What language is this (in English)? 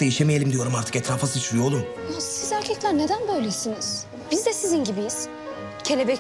Turkish